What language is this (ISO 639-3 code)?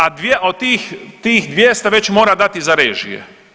hrv